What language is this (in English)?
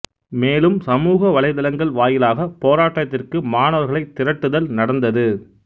Tamil